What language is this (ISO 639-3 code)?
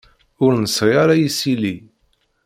kab